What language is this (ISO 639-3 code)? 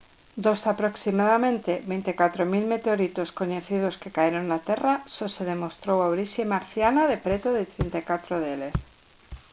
glg